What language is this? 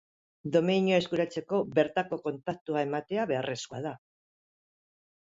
Basque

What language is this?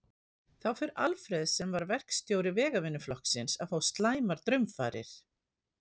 Icelandic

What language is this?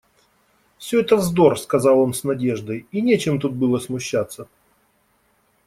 Russian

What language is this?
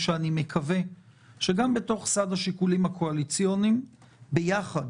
Hebrew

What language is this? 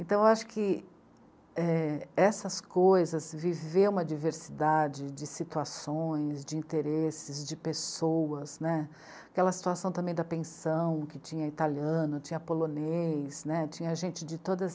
Portuguese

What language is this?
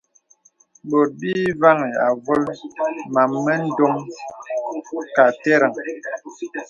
Bebele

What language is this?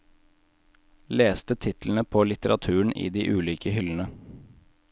Norwegian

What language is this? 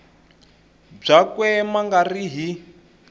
Tsonga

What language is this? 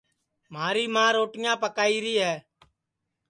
Sansi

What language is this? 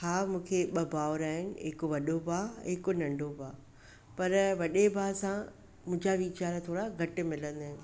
Sindhi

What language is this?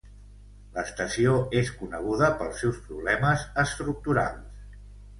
Catalan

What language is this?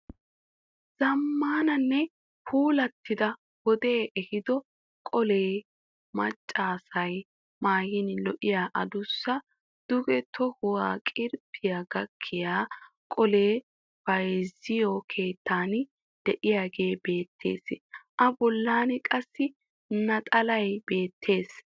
Wolaytta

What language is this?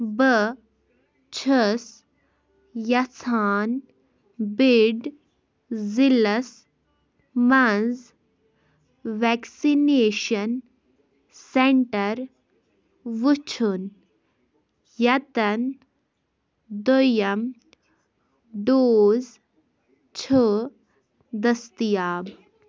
Kashmiri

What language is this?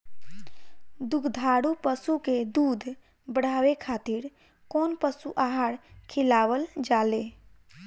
Bhojpuri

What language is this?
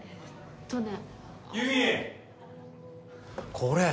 Japanese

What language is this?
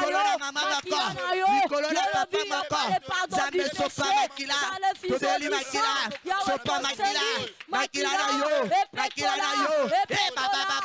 French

